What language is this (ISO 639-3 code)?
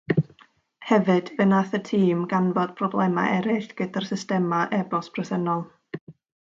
cym